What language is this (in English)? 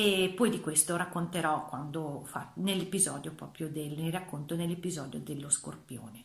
Italian